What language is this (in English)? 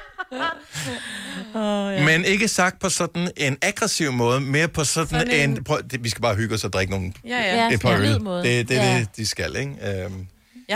Danish